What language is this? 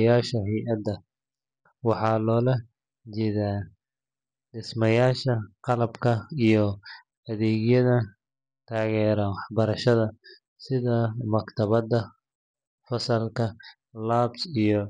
Somali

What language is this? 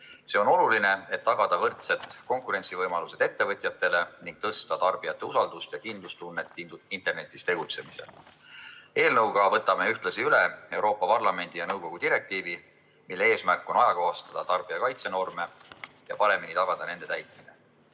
Estonian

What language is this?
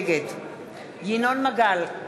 Hebrew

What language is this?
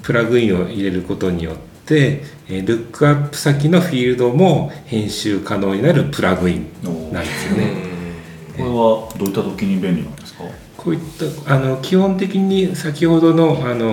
Japanese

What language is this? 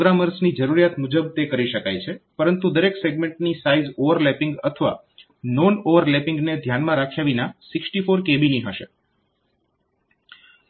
Gujarati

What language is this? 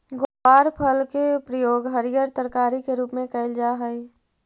Magahi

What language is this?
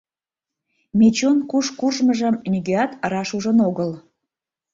Mari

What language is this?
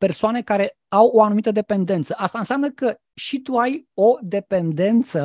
Romanian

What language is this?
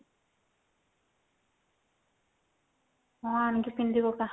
Odia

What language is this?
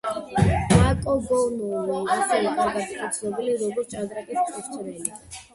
Georgian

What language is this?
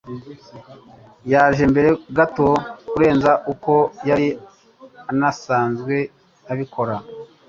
Kinyarwanda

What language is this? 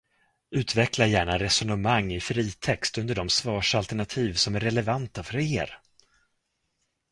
Swedish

